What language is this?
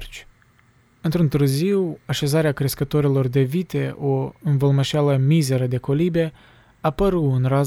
Romanian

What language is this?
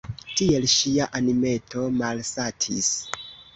Esperanto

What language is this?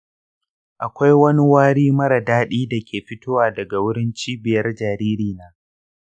Hausa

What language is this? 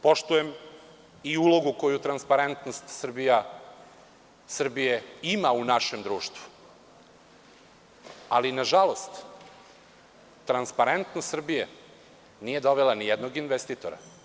Serbian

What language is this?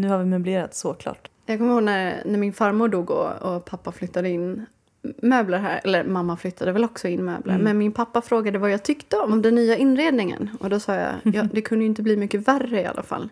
Swedish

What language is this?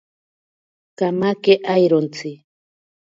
Ashéninka Perené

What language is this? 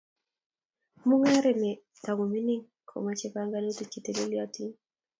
Kalenjin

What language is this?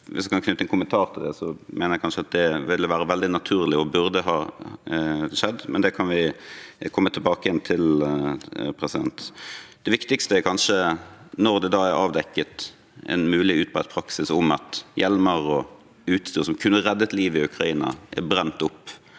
Norwegian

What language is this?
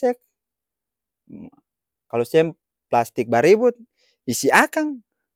Ambonese Malay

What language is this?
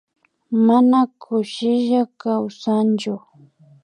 Imbabura Highland Quichua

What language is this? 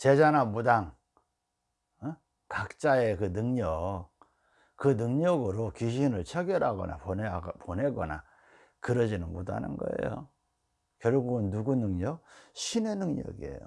Korean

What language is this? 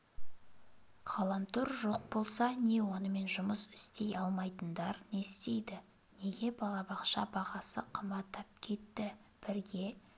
Kazakh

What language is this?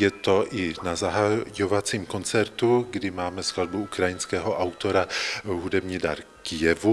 Czech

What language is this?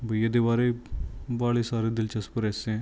Punjabi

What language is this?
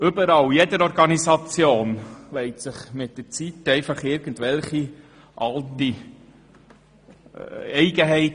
Swiss German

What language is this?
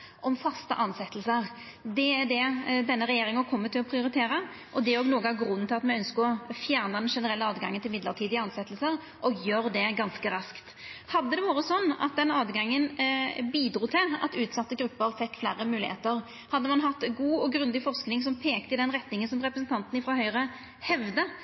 Norwegian Nynorsk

